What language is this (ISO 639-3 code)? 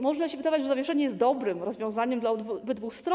pol